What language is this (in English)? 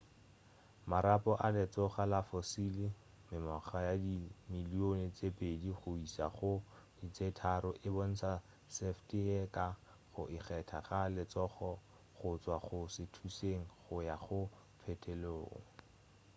Northern Sotho